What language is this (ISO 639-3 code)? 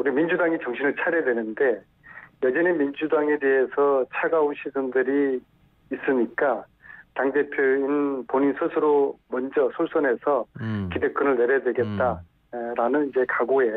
kor